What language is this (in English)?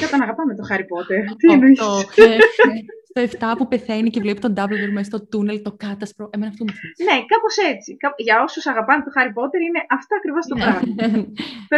Greek